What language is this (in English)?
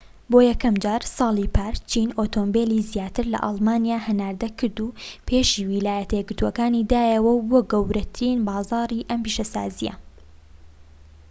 Central Kurdish